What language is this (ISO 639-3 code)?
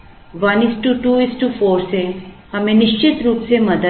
hin